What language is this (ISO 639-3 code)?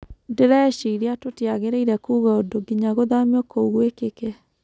kik